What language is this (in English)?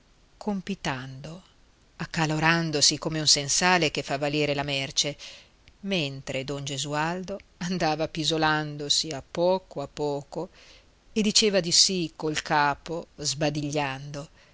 Italian